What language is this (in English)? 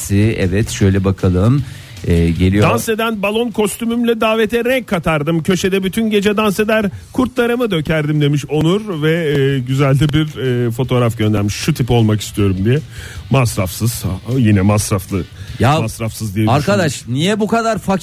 Turkish